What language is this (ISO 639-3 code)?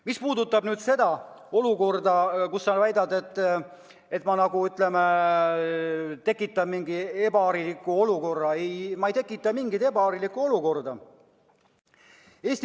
est